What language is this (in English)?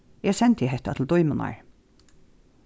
Faroese